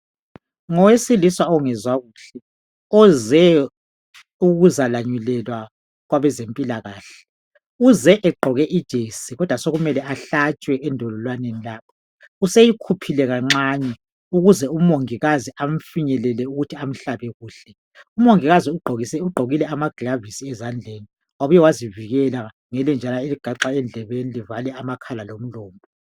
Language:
North Ndebele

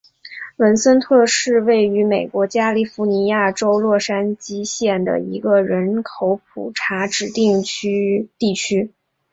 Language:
Chinese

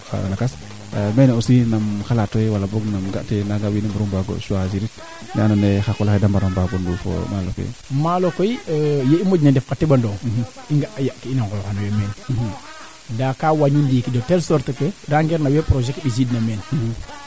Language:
Serer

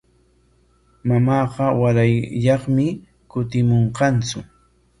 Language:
Corongo Ancash Quechua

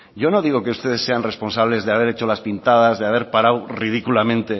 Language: Spanish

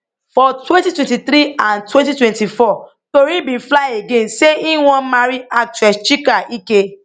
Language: Nigerian Pidgin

